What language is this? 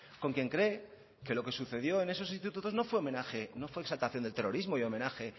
Spanish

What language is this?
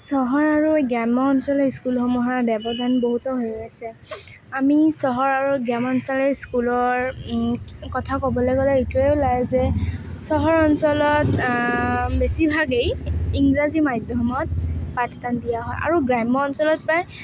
Assamese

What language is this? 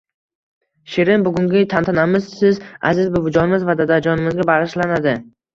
Uzbek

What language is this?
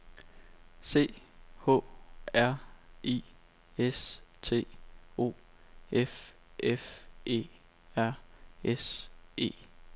Danish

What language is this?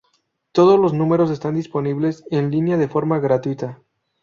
Spanish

